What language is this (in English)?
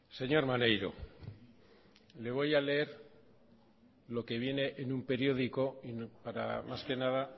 Spanish